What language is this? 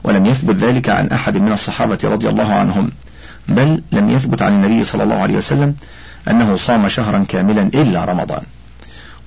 Arabic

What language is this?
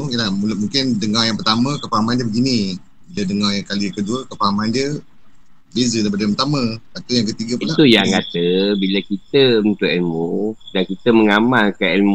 Malay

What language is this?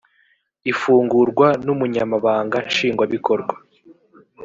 Kinyarwanda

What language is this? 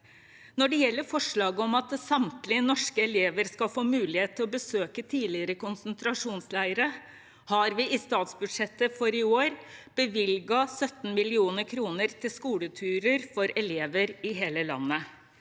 Norwegian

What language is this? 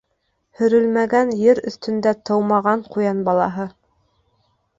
Bashkir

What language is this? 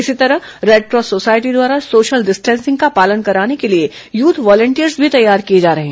Hindi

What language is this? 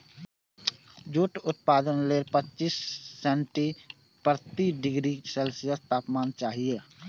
Maithili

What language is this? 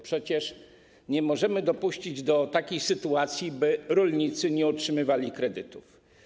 Polish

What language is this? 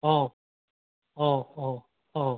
Assamese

